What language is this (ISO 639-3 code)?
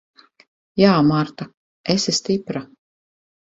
lav